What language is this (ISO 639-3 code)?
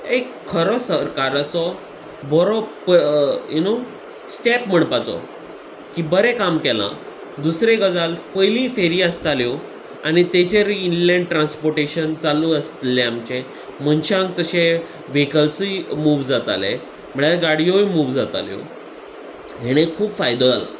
kok